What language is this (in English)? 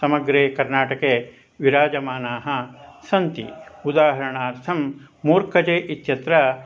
Sanskrit